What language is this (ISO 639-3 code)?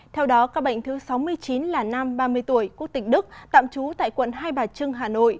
vie